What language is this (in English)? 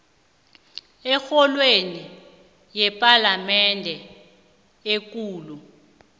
South Ndebele